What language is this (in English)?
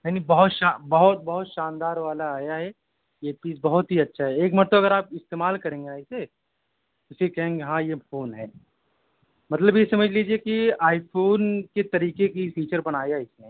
Urdu